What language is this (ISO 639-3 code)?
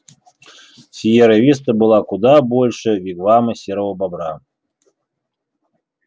rus